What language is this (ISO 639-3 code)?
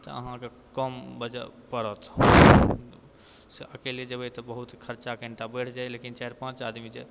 mai